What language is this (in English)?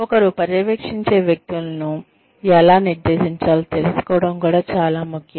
Telugu